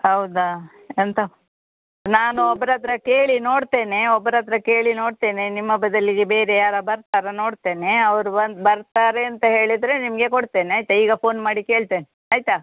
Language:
Kannada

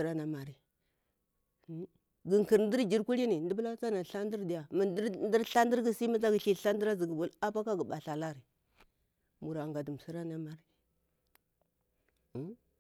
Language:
Bura-Pabir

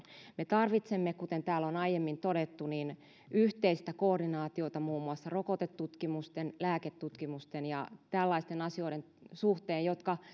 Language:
Finnish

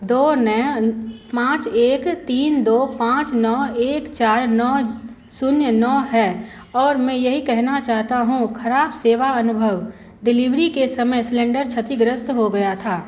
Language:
Hindi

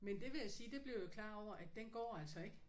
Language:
Danish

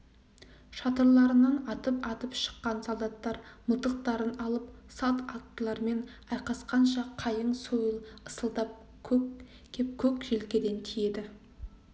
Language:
Kazakh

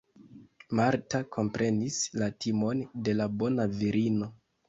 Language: Esperanto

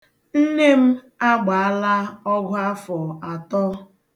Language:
Igbo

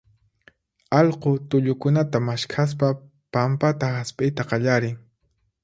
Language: Puno Quechua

